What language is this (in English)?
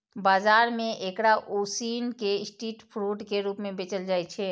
Maithili